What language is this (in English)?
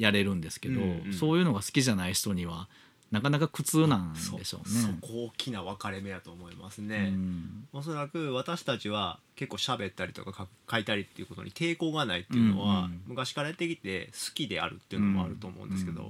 Japanese